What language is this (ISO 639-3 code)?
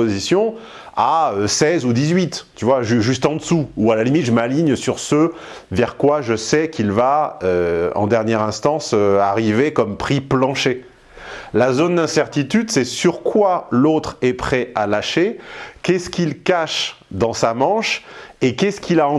fra